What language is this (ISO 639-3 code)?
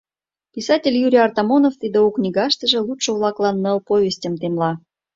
chm